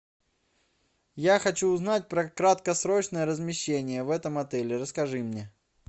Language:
Russian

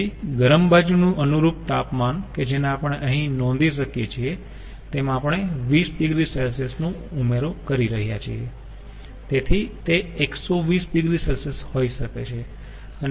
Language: Gujarati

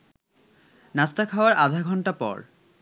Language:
Bangla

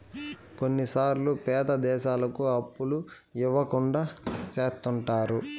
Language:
Telugu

